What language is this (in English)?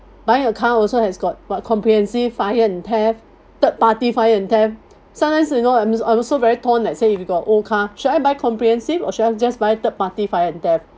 English